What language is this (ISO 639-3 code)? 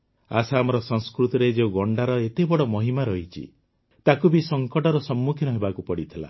ori